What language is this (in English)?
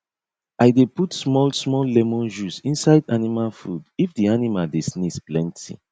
Nigerian Pidgin